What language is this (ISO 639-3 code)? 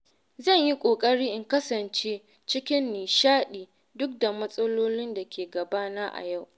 hau